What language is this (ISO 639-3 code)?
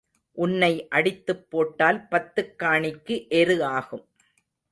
tam